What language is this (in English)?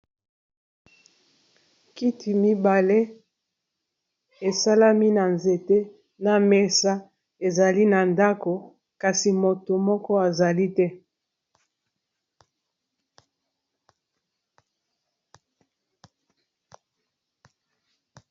Lingala